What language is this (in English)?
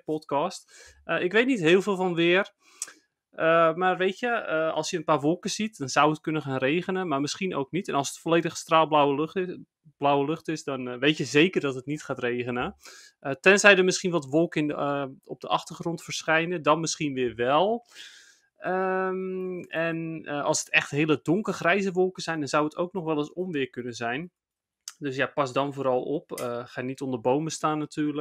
Dutch